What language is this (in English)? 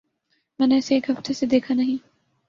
Urdu